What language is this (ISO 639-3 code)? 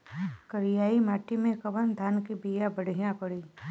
bho